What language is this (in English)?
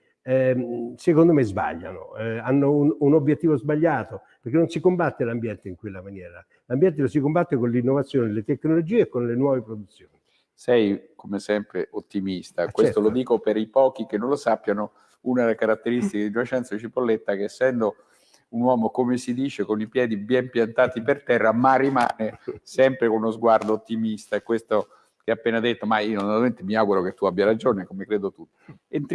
Italian